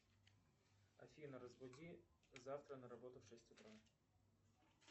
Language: Russian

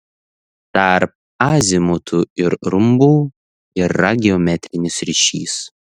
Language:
Lithuanian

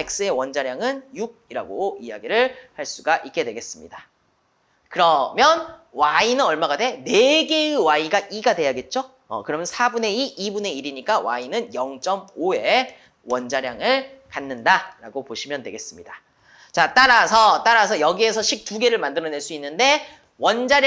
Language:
Korean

